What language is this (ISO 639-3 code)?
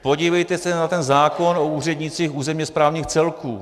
ces